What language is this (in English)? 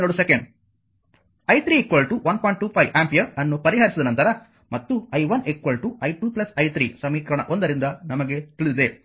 Kannada